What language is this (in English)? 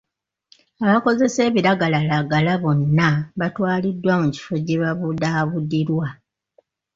Ganda